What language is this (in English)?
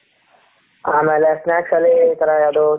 Kannada